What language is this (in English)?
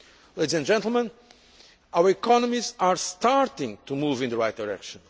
English